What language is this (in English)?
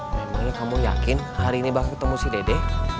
Indonesian